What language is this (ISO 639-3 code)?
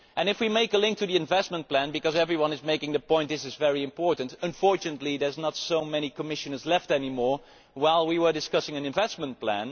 eng